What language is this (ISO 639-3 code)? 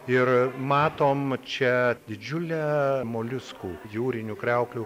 lit